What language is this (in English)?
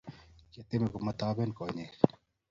Kalenjin